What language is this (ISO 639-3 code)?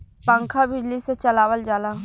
bho